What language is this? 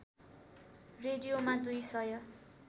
Nepali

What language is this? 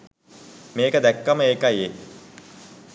Sinhala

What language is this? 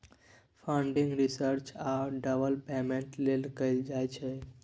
Maithili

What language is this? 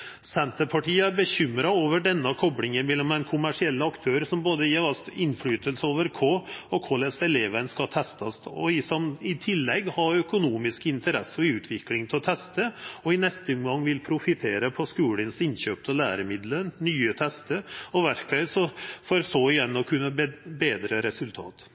Norwegian Nynorsk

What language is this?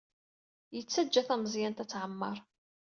Kabyle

